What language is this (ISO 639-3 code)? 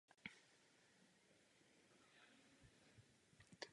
ces